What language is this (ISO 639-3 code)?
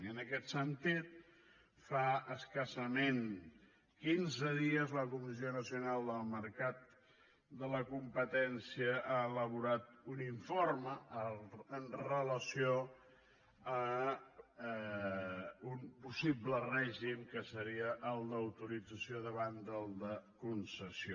cat